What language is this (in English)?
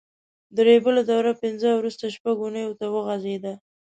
Pashto